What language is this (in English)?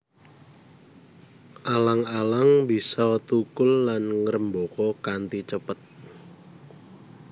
Javanese